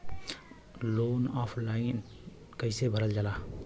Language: Bhojpuri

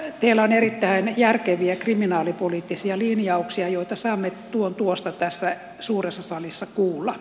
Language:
Finnish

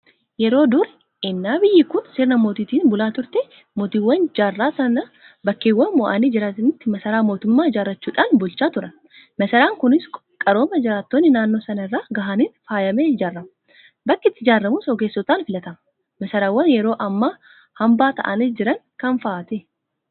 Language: Oromo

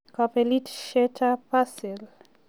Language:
Kalenjin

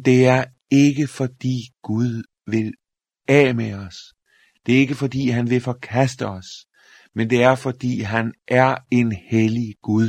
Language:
Danish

